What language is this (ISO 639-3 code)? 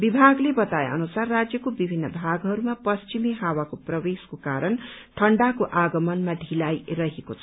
nep